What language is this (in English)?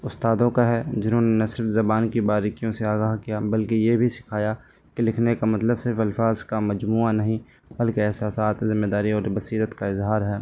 Urdu